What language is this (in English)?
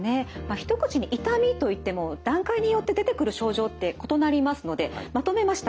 Japanese